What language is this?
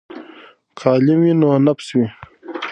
Pashto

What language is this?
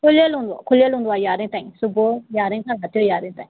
Sindhi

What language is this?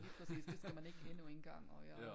Danish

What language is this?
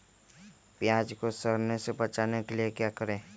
Magahi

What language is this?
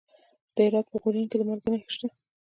Pashto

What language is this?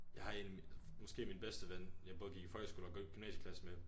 Danish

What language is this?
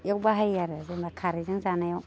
Bodo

